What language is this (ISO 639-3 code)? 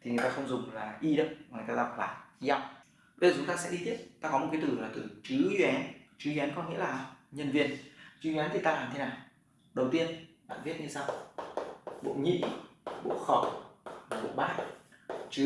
vie